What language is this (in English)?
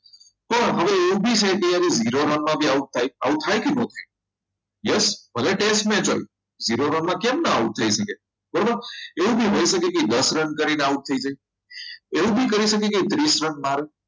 Gujarati